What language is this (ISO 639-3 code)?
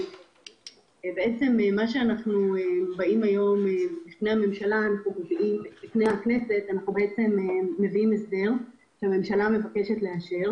heb